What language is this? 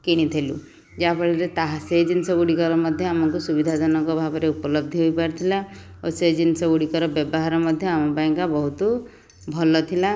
Odia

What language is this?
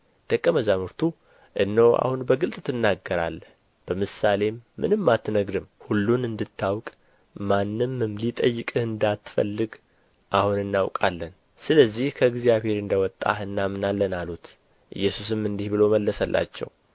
Amharic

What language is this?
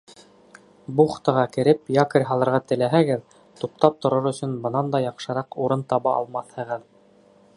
Bashkir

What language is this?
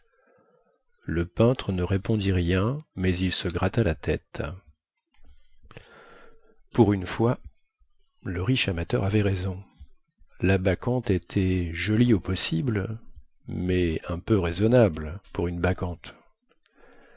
French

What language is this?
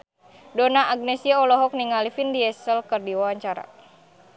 Sundanese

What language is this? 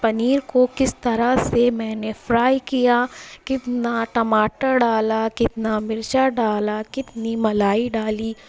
Urdu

